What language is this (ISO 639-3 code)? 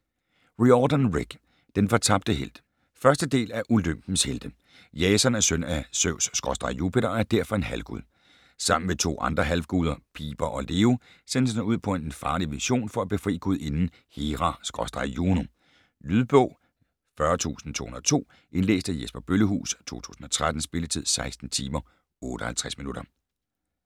dan